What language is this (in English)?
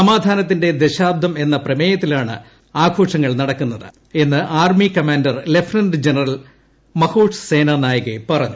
Malayalam